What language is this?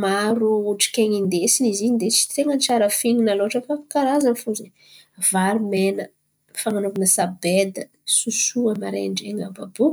Antankarana Malagasy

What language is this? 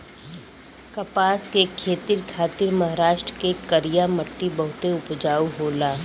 Bhojpuri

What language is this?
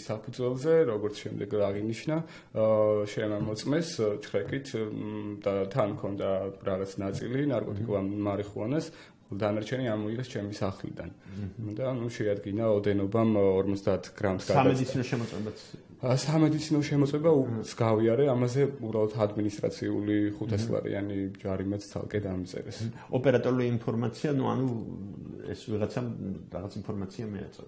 Turkish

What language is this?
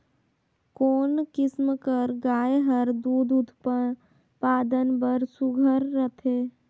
Chhattisgarhi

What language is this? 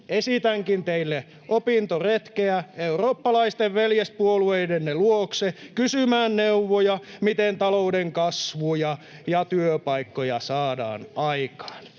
Finnish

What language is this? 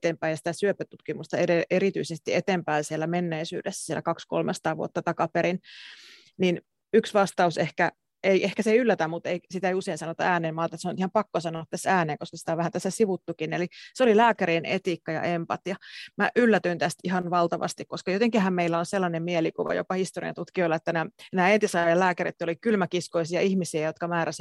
Finnish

